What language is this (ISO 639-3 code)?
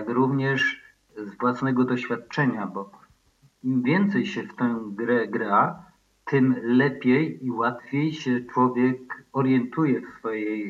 pol